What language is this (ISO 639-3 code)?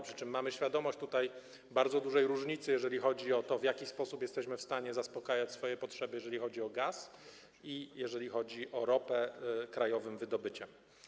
pol